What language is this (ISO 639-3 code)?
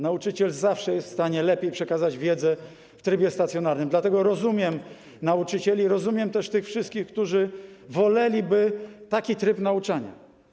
pol